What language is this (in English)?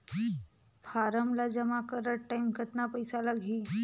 Chhattisgarhi